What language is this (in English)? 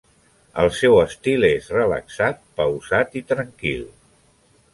Catalan